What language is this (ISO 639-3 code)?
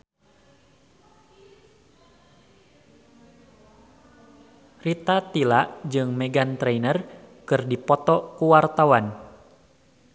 sun